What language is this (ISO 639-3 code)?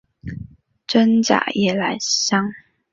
zho